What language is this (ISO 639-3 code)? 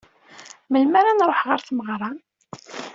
kab